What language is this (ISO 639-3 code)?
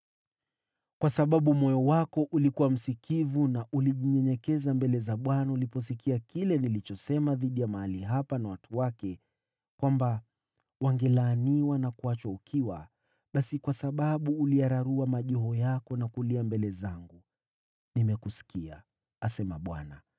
swa